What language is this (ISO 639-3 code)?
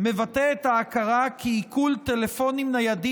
heb